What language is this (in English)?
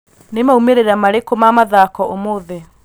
Kikuyu